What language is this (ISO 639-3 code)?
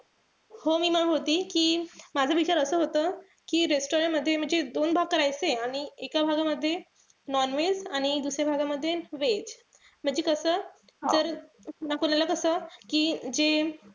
mar